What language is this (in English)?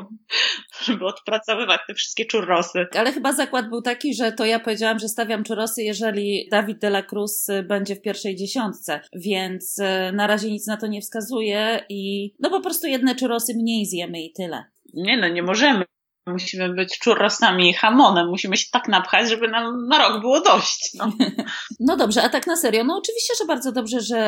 Polish